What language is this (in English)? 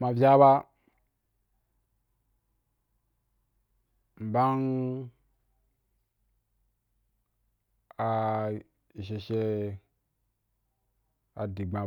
Wapan